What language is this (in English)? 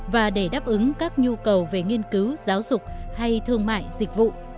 Vietnamese